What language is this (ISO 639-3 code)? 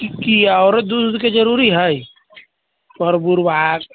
mai